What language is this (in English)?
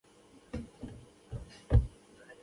Pashto